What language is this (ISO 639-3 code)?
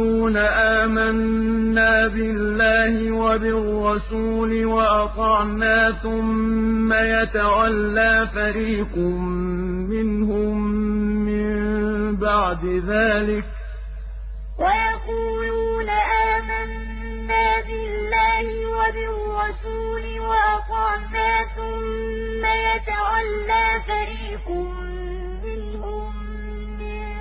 ara